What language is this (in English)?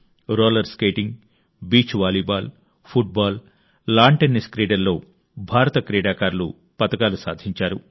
Telugu